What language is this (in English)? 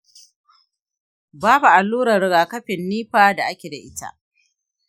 Hausa